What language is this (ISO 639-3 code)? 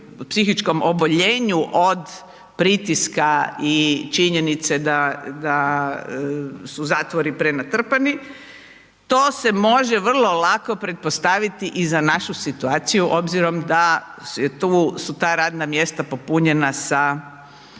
hrv